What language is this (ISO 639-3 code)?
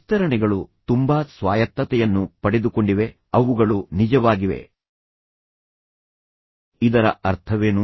kan